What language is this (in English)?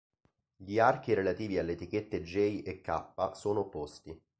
Italian